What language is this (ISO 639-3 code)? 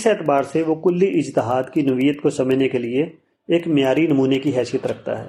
urd